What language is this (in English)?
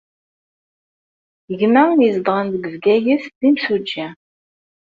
Kabyle